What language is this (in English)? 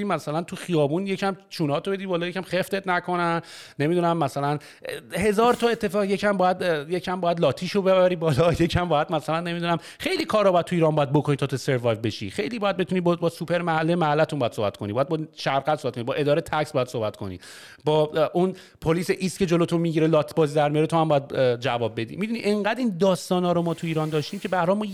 Persian